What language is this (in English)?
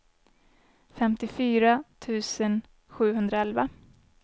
Swedish